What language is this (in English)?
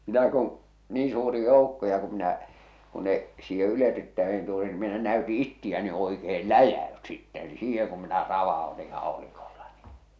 Finnish